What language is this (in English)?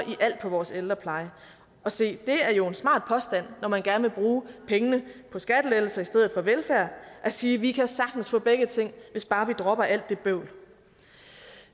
Danish